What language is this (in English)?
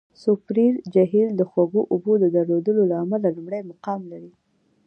Pashto